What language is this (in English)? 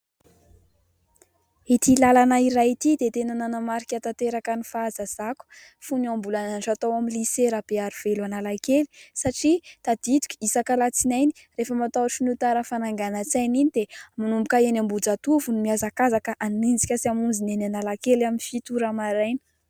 Malagasy